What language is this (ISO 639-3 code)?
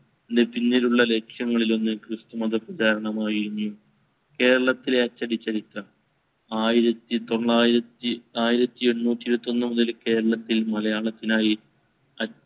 mal